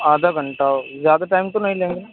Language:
Urdu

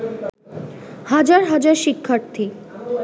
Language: Bangla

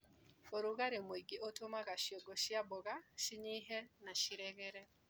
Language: Kikuyu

